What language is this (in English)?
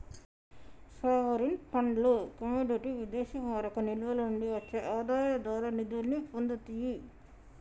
Telugu